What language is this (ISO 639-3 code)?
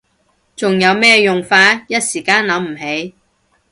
yue